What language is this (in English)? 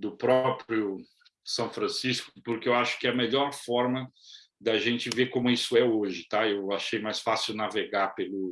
Portuguese